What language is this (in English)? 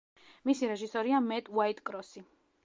Georgian